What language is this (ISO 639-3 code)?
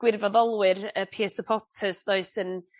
cym